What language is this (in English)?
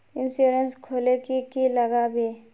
Magahi